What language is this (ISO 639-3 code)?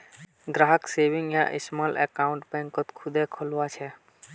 mag